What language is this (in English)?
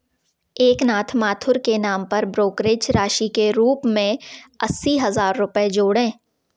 Hindi